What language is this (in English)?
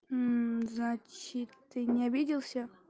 Russian